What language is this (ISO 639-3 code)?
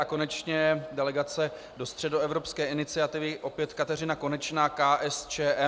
ces